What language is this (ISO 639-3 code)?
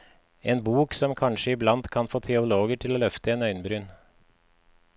nor